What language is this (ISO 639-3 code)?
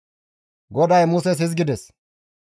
gmv